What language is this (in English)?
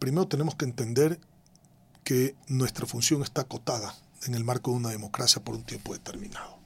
Spanish